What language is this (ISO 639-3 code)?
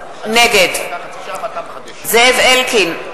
heb